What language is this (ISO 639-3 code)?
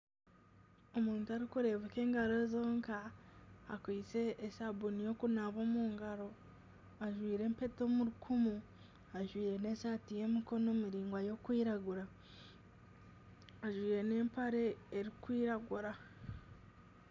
nyn